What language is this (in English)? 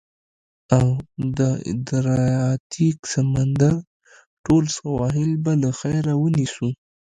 Pashto